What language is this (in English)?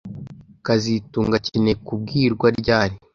Kinyarwanda